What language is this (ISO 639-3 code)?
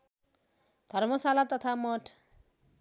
nep